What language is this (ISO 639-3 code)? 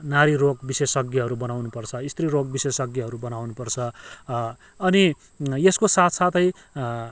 nep